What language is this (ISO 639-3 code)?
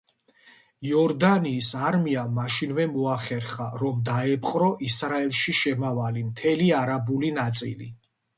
kat